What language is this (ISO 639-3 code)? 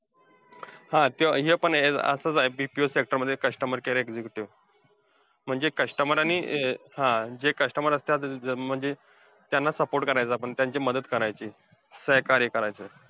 mar